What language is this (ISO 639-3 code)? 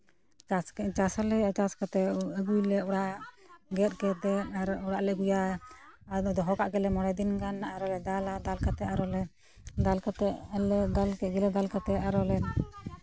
sat